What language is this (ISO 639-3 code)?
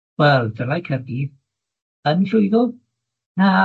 cym